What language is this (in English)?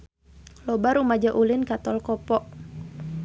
Sundanese